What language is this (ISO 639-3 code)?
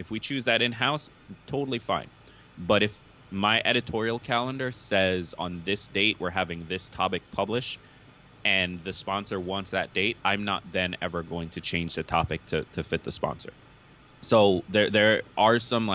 eng